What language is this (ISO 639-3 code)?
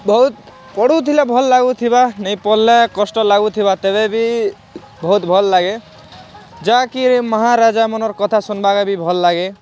ori